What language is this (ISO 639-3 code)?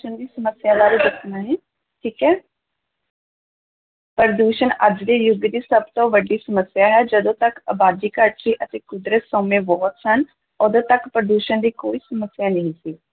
pan